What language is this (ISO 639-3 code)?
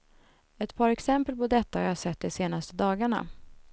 swe